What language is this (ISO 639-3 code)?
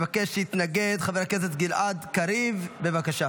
heb